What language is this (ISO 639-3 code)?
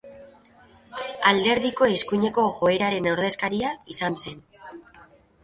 eus